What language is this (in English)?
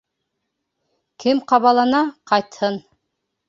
Bashkir